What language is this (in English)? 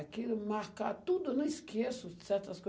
Portuguese